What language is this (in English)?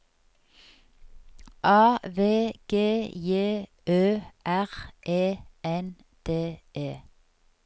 Norwegian